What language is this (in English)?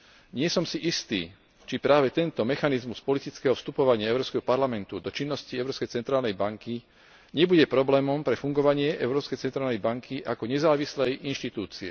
Slovak